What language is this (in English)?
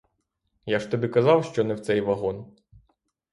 Ukrainian